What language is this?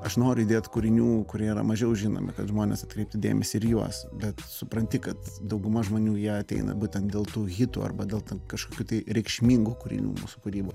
Lithuanian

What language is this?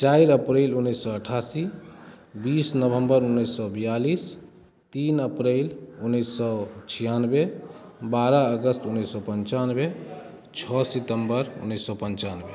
Maithili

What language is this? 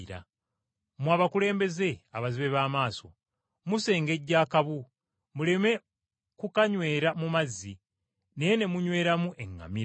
Ganda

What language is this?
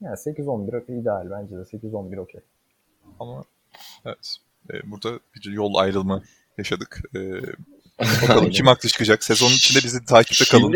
Turkish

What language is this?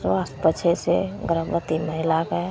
Maithili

